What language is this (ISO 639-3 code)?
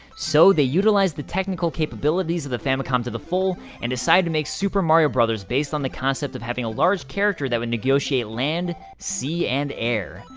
eng